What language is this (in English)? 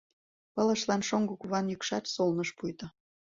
Mari